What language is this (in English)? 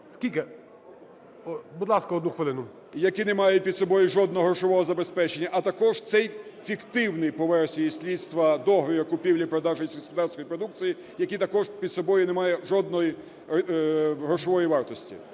Ukrainian